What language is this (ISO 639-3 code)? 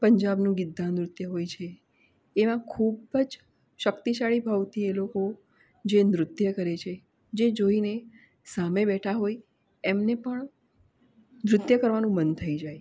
guj